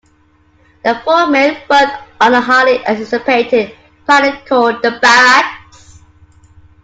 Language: English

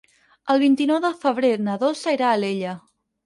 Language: Catalan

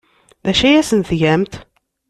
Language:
Kabyle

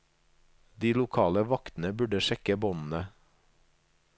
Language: Norwegian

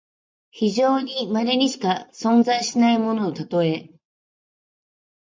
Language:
Japanese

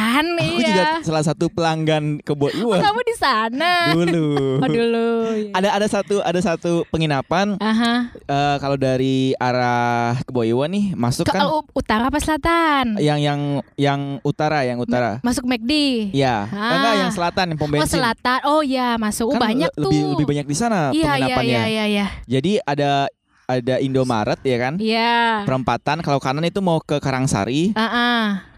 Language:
Indonesian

